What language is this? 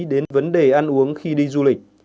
Vietnamese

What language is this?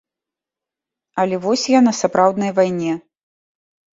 Belarusian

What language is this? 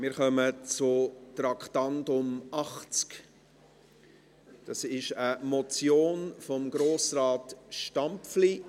Swiss German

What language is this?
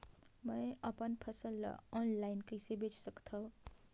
Chhattisgarhi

